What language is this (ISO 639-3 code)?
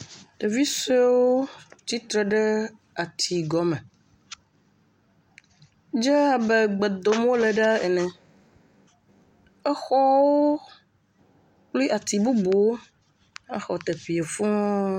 ewe